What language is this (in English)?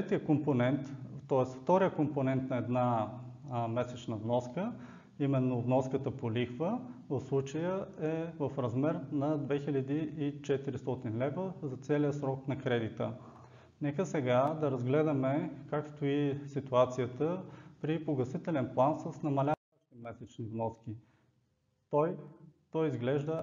Bulgarian